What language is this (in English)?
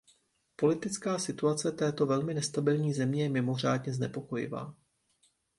Czech